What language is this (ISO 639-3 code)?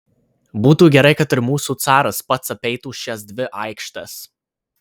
lit